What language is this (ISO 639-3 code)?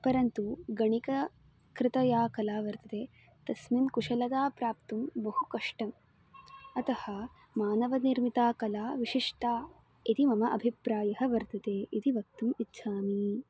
san